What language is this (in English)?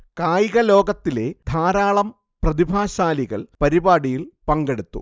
Malayalam